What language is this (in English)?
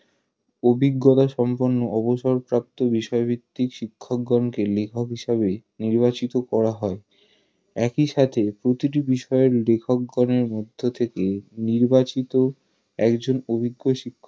Bangla